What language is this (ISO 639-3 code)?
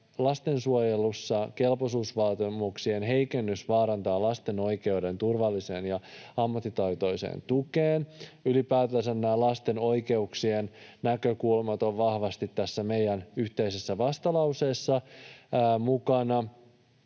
fin